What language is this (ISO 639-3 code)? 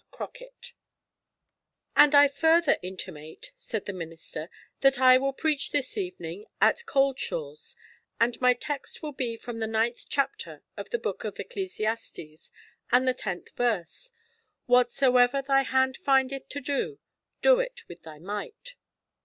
eng